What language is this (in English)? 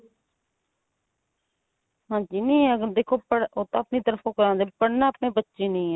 Punjabi